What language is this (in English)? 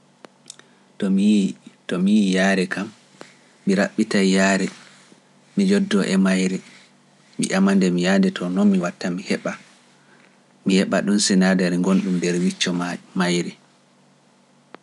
Pular